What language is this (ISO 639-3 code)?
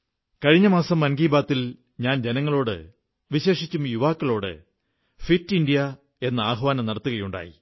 mal